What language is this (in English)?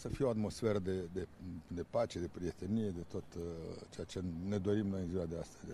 Romanian